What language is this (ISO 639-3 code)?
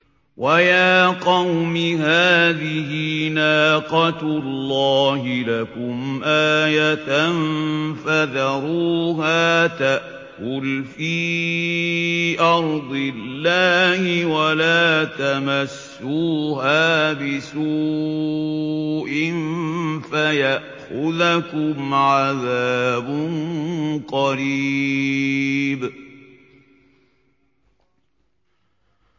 ara